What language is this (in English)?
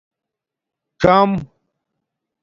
Domaaki